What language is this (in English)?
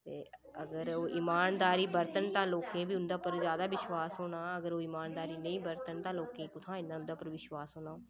Dogri